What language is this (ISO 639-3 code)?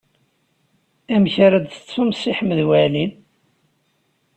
kab